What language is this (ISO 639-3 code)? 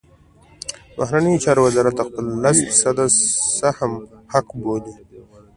pus